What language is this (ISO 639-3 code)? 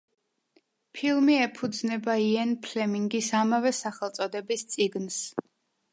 kat